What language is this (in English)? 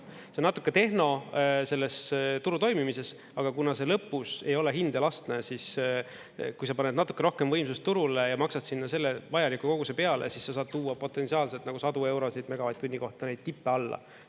Estonian